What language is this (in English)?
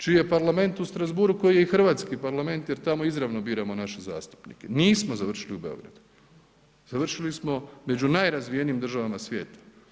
Croatian